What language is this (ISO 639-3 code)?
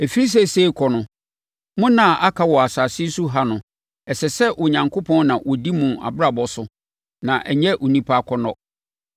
aka